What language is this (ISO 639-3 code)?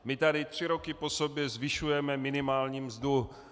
ces